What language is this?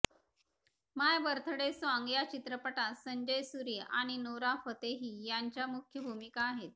Marathi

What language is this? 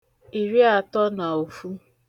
Igbo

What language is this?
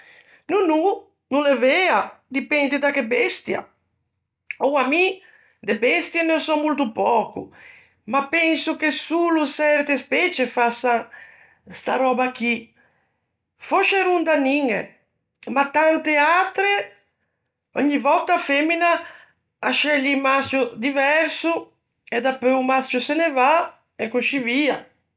Ligurian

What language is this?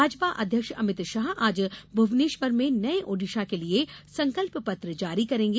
Hindi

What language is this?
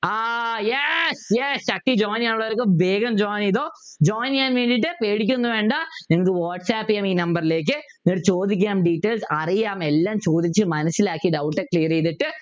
Malayalam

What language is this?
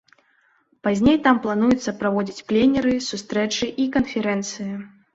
Belarusian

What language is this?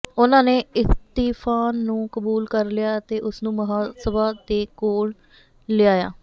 Punjabi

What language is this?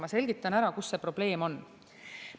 Estonian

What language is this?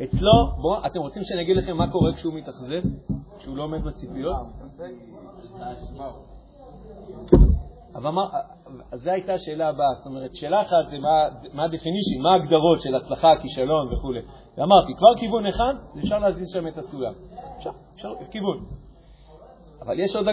Hebrew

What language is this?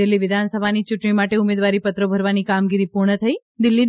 Gujarati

